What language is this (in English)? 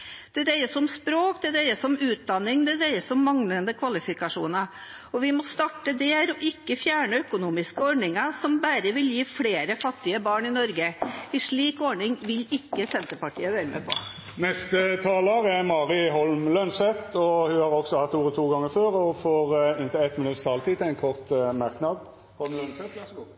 Norwegian